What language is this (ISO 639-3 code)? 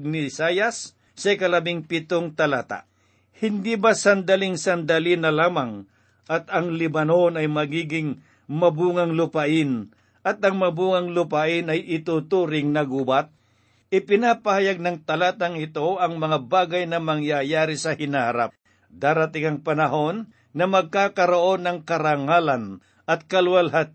fil